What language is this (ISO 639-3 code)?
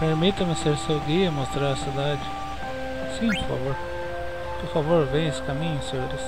por